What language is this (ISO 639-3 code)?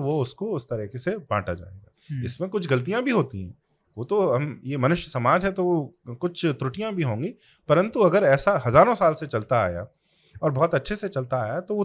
hin